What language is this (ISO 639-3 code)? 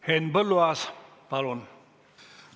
est